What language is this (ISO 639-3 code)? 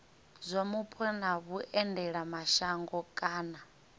ven